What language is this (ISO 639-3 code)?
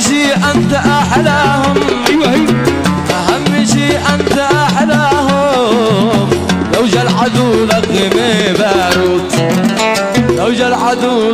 ara